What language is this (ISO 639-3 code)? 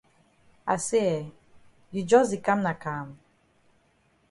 wes